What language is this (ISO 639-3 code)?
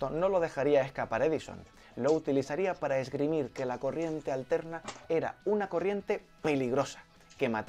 spa